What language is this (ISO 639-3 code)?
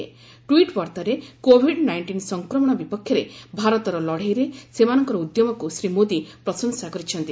ori